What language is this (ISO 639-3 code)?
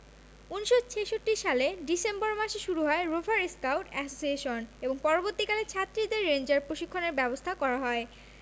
ben